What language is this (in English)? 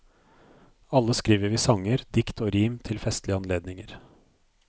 Norwegian